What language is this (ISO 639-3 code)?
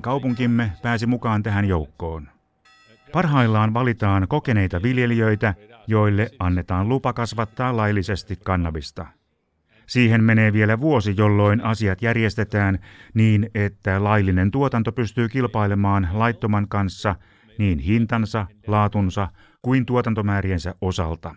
fin